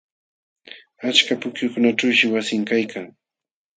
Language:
Jauja Wanca Quechua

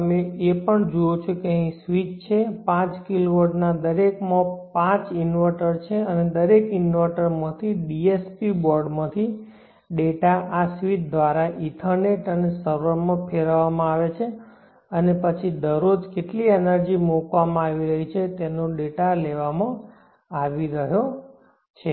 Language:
Gujarati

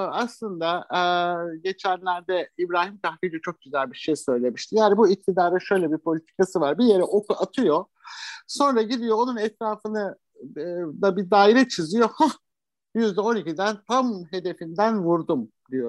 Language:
Turkish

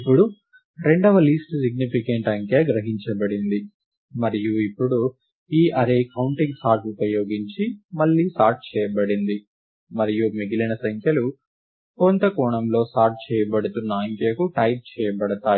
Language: Telugu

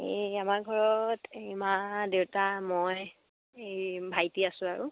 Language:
Assamese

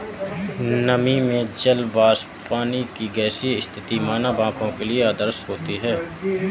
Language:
Hindi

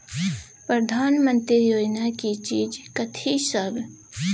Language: Maithili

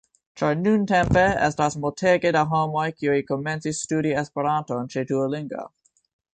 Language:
Esperanto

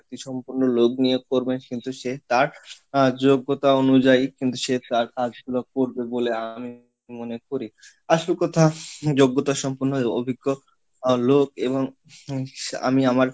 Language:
Bangla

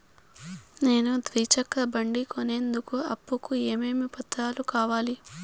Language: Telugu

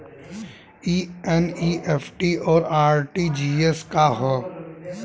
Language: Bhojpuri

